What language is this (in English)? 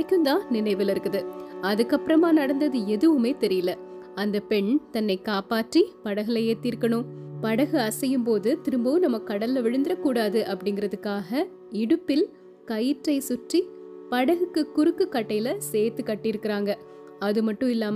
Tamil